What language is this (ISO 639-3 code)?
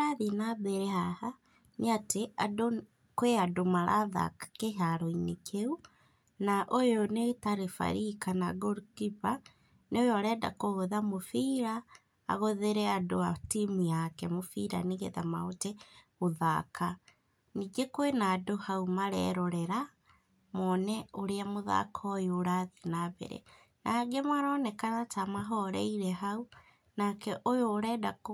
kik